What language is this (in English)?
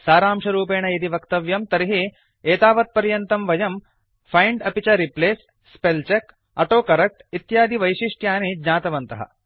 Sanskrit